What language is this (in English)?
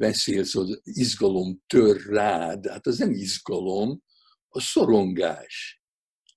Hungarian